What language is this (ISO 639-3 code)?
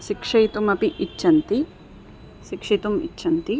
san